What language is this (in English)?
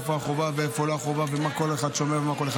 Hebrew